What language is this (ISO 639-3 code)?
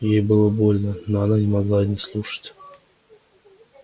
rus